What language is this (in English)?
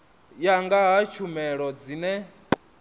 Venda